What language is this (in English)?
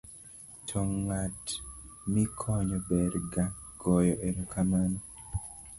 Luo (Kenya and Tanzania)